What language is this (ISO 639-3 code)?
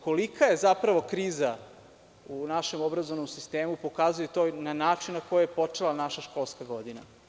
srp